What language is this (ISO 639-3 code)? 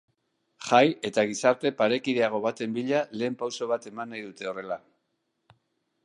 eus